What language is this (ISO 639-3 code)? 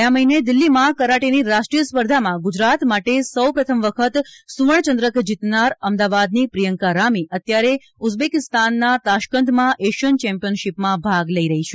guj